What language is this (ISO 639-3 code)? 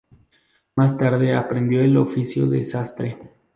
spa